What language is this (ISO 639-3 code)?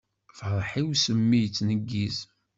kab